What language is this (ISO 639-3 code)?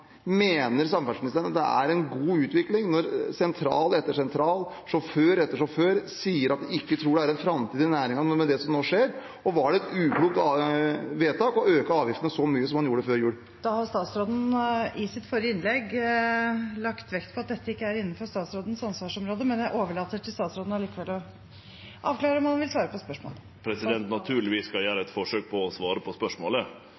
nor